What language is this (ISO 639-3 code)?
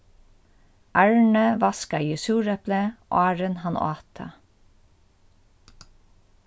fao